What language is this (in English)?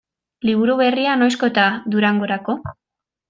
Basque